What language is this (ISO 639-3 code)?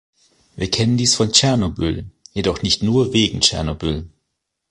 deu